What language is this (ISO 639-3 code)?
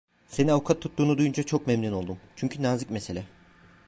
tur